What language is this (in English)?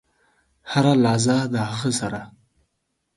Pashto